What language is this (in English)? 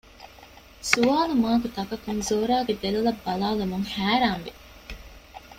Divehi